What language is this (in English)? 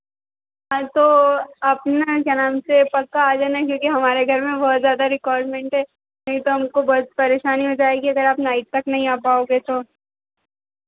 Hindi